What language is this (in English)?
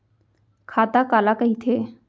Chhattisgarhi